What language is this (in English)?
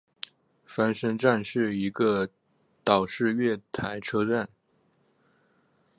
Chinese